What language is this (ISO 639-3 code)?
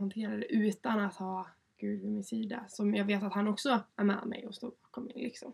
swe